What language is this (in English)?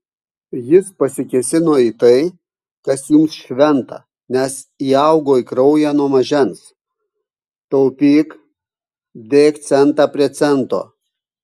Lithuanian